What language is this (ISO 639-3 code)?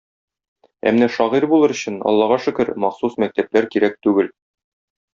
tat